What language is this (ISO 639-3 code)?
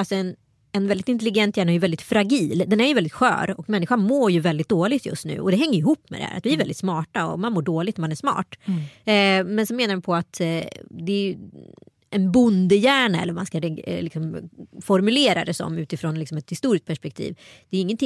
swe